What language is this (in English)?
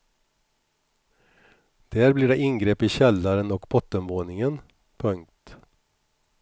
Swedish